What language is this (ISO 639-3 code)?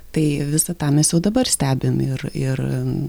lit